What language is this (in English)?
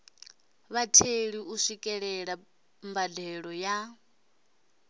Venda